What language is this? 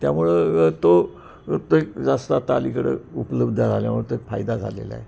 Marathi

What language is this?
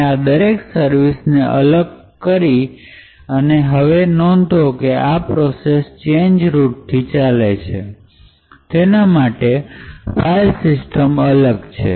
Gujarati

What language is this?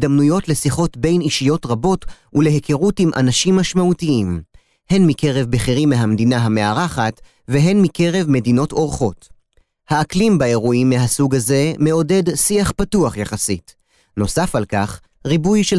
Hebrew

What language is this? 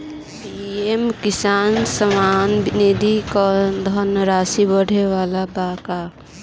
Bhojpuri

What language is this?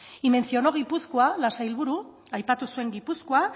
Spanish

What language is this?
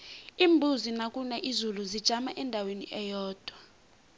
South Ndebele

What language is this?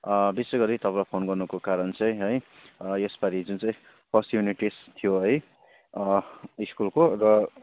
Nepali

